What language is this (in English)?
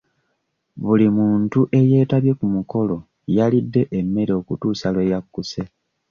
Ganda